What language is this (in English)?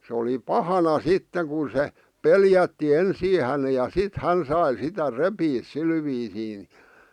Finnish